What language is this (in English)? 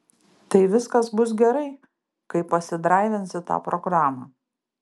Lithuanian